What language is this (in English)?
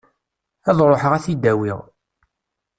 Kabyle